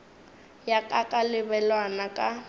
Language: Northern Sotho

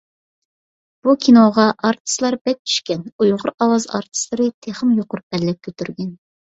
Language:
Uyghur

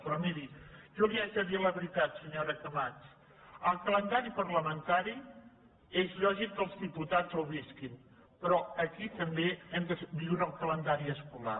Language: Catalan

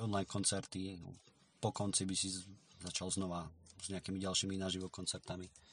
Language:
Slovak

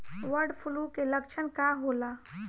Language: Bhojpuri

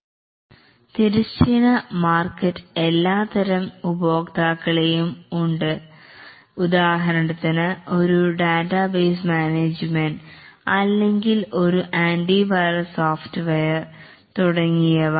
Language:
Malayalam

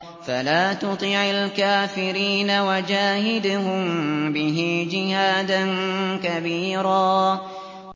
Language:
Arabic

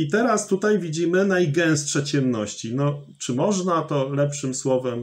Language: Polish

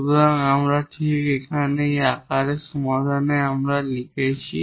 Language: Bangla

